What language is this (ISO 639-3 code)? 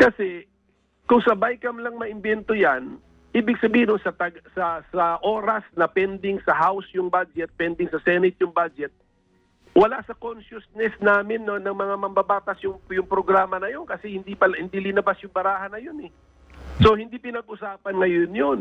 fil